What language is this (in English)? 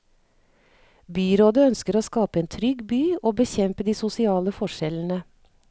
Norwegian